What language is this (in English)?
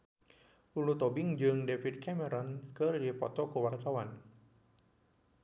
Sundanese